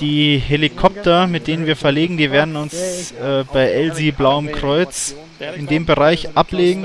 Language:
German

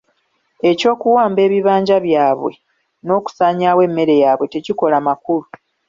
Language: Ganda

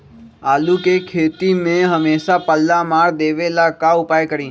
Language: Magahi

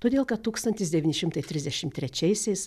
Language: Lithuanian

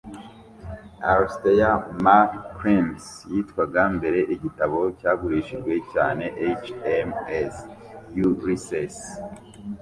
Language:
Kinyarwanda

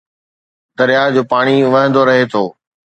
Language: Sindhi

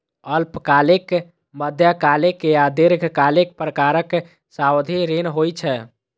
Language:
Maithili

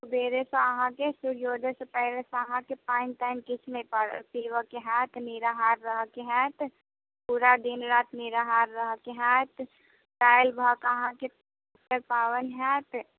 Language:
Maithili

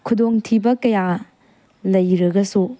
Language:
Manipuri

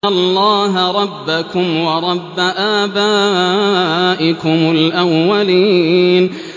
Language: Arabic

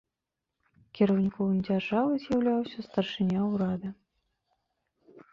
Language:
Belarusian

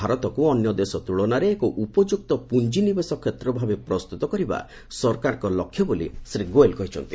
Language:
Odia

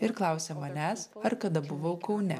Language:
Lithuanian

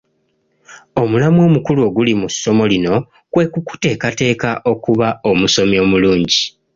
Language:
Ganda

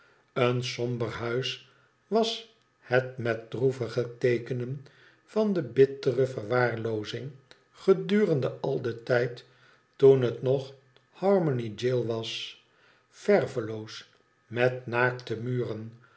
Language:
Dutch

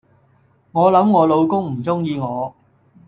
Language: Cantonese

